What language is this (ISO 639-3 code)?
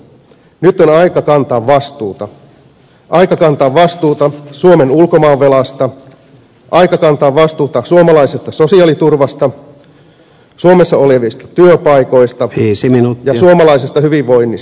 fin